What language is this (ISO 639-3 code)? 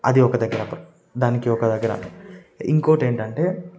tel